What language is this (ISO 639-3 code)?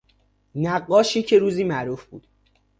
fas